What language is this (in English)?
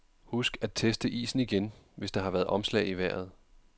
Danish